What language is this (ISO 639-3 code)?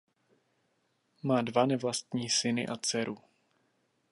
ces